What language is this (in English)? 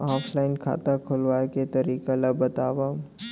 Chhattisgarhi